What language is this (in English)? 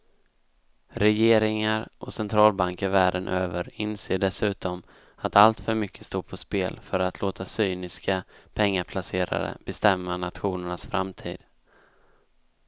Swedish